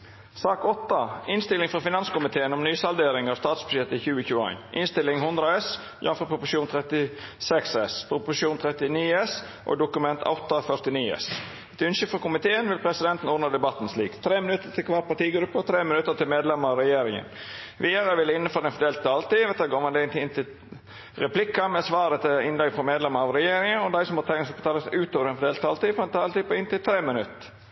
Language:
Norwegian Nynorsk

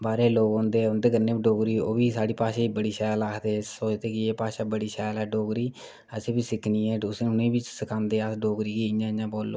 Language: Dogri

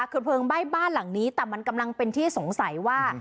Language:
Thai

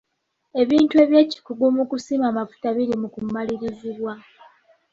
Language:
Ganda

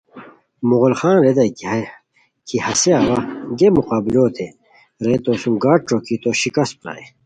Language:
Khowar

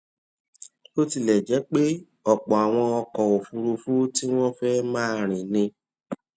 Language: Yoruba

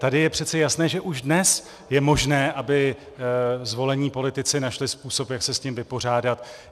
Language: Czech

